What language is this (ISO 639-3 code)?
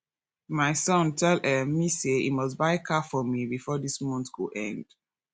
pcm